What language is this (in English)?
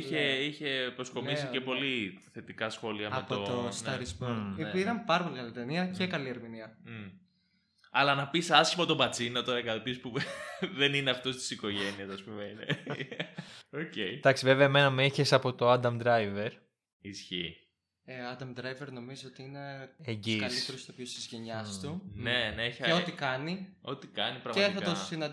Greek